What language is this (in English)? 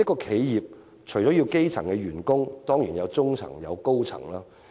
Cantonese